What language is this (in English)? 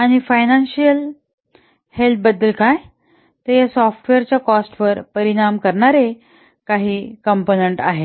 Marathi